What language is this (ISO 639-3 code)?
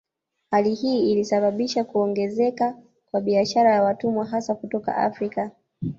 swa